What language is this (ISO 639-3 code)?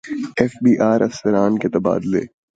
urd